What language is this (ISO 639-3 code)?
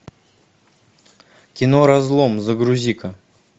rus